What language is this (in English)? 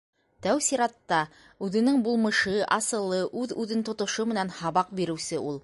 Bashkir